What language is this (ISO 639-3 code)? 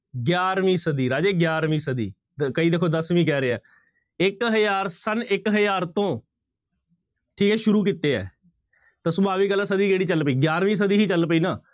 pan